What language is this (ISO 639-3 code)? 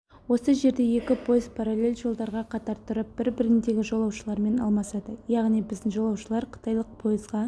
kaz